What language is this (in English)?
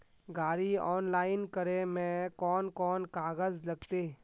Magahi